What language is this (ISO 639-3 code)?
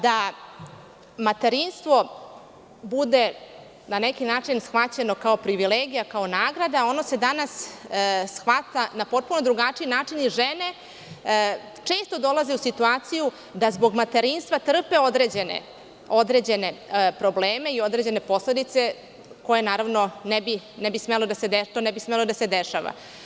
srp